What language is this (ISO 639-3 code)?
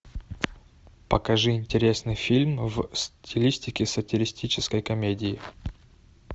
rus